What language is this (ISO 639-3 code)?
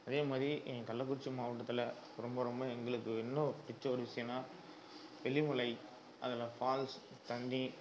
tam